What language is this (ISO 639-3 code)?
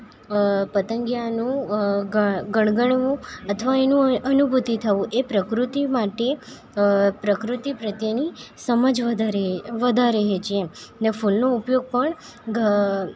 guj